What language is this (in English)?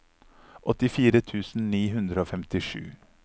Norwegian